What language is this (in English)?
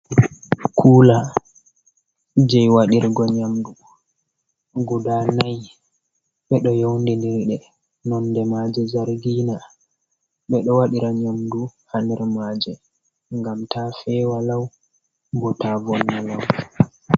Fula